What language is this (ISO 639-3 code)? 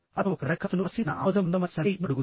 tel